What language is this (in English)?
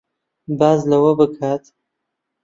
Central Kurdish